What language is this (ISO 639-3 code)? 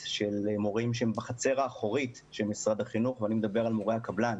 heb